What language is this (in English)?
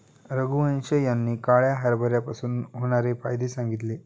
Marathi